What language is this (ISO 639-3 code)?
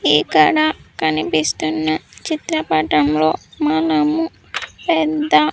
tel